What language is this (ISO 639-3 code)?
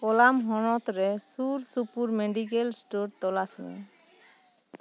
sat